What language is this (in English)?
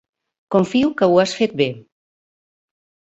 Catalan